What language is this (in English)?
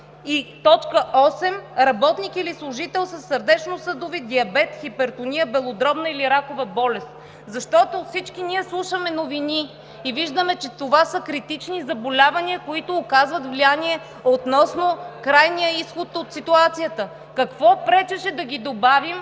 Bulgarian